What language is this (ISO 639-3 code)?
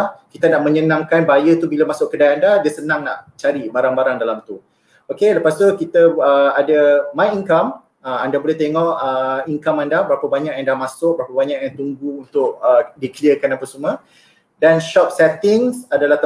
msa